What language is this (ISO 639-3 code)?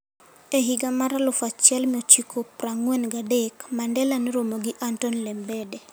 luo